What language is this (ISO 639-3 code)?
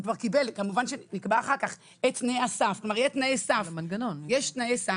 heb